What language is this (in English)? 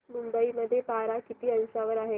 Marathi